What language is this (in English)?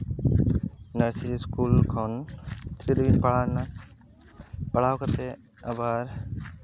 Santali